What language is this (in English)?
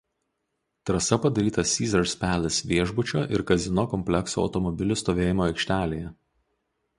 Lithuanian